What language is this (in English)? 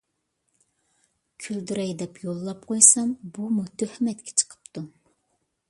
Uyghur